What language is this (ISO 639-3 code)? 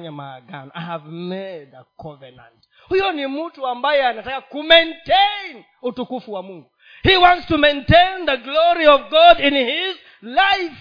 swa